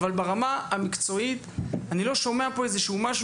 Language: Hebrew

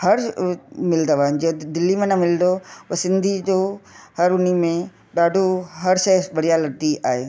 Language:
Sindhi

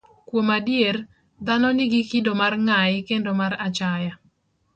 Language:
Luo (Kenya and Tanzania)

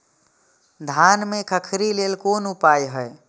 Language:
Maithili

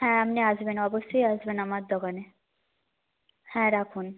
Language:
Bangla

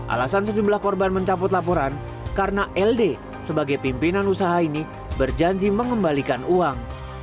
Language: Indonesian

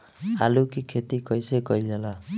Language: Bhojpuri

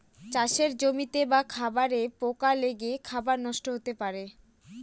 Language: Bangla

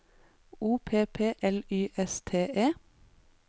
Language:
Norwegian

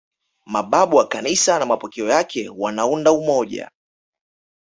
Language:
Swahili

